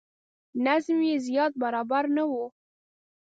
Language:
Pashto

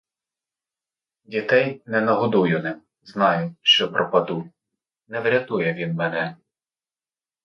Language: Ukrainian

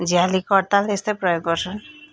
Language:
Nepali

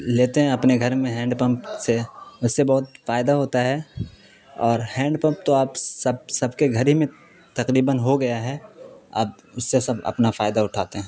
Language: Urdu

